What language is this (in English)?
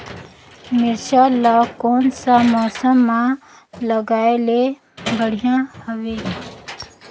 Chhattisgarhi